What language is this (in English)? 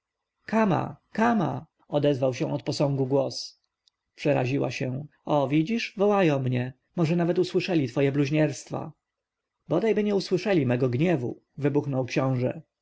Polish